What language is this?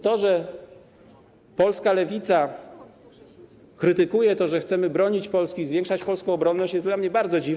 Polish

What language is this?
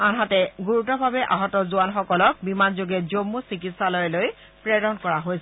Assamese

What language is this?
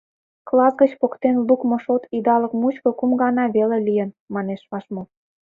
Mari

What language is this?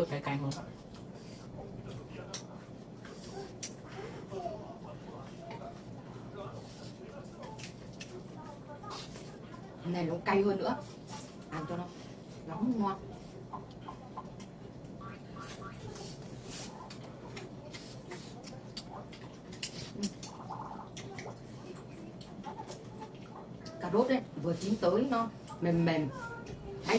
Vietnamese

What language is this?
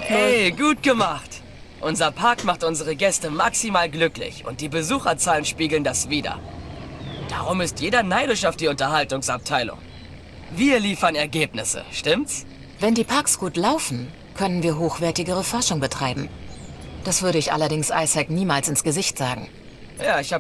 German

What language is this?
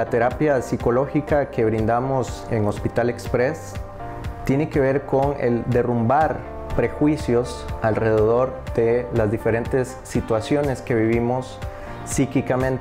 Spanish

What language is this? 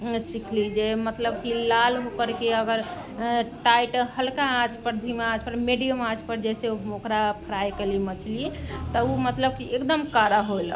Maithili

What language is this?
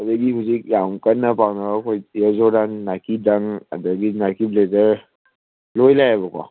Manipuri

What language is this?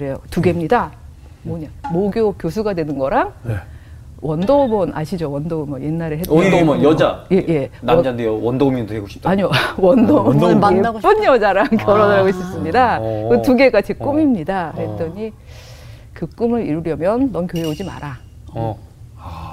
Korean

